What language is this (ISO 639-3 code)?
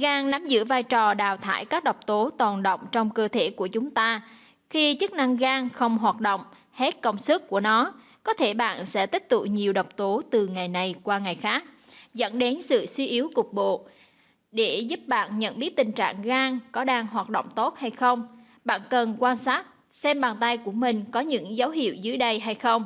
vie